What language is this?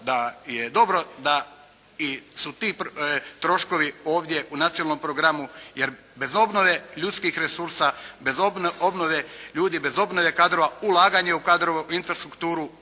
Croatian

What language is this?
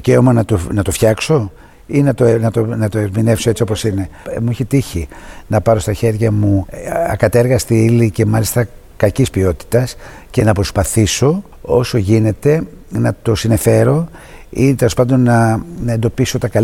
Greek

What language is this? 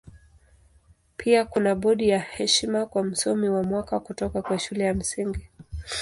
Swahili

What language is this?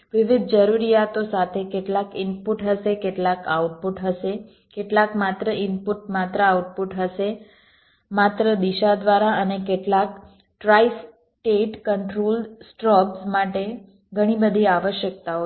Gujarati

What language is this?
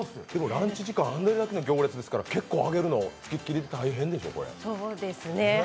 Japanese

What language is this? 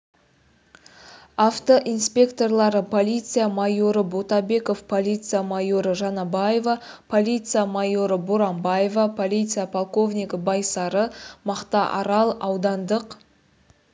Kazakh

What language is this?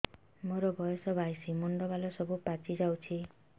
Odia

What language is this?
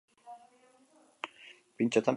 Basque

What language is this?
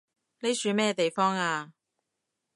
Cantonese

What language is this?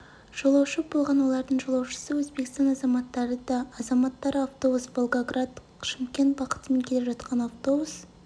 Kazakh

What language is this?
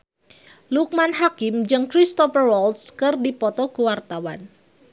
Sundanese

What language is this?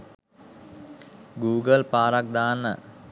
Sinhala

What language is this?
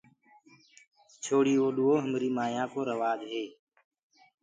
Gurgula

